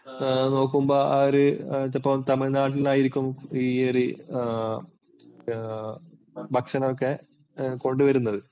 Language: Malayalam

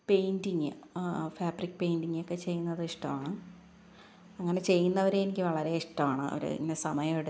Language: Malayalam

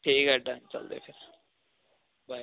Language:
Punjabi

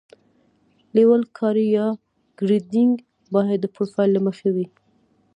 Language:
Pashto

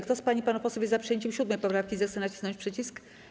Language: Polish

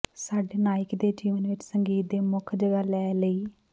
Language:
Punjabi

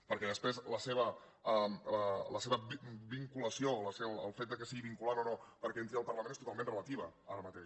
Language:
Catalan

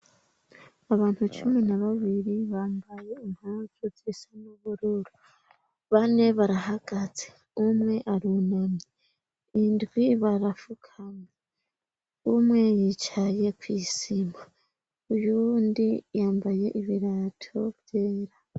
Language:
Rundi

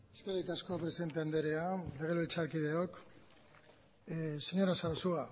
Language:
Basque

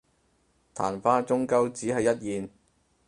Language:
Cantonese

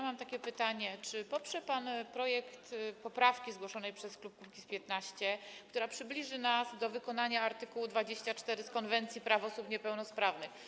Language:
Polish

